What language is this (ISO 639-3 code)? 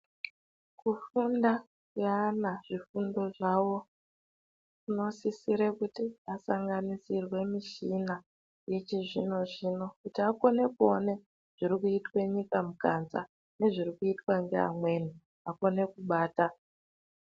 ndc